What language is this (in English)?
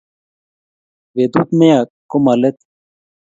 Kalenjin